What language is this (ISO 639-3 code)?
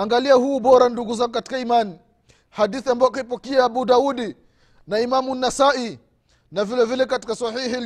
swa